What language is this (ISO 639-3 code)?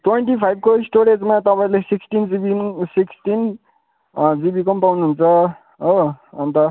nep